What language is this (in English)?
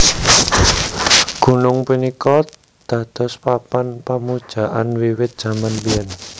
Javanese